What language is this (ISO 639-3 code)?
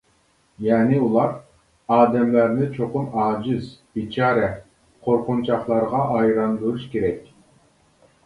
uig